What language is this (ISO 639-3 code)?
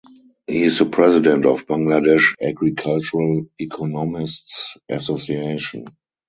eng